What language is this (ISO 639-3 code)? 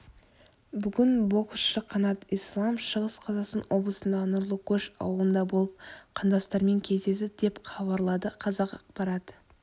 kaz